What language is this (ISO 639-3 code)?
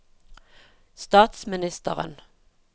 nor